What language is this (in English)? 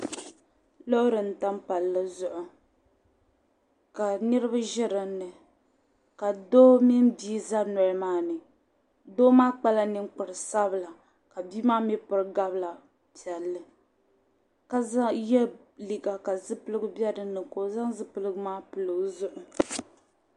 Dagbani